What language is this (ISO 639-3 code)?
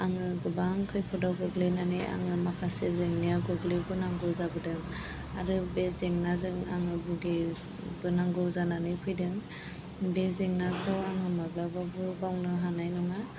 brx